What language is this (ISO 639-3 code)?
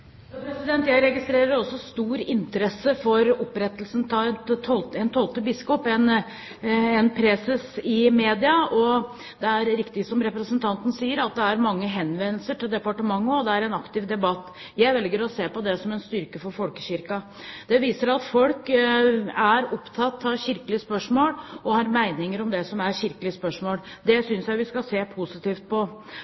nob